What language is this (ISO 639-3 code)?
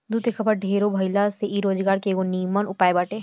bho